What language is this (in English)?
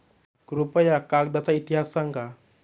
Marathi